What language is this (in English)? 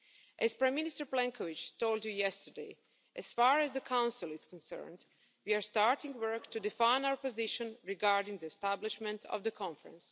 English